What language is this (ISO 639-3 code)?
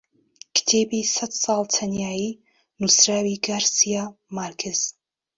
ckb